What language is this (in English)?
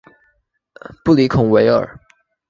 Chinese